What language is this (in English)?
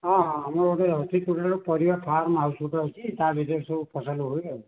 Odia